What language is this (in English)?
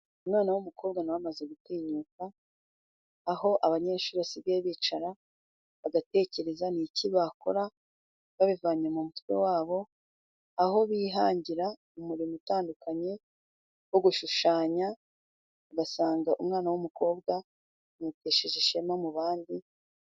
Kinyarwanda